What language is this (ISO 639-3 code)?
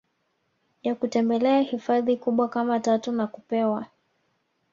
swa